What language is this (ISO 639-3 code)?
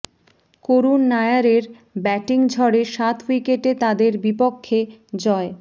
ben